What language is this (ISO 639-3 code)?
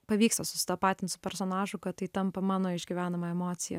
lit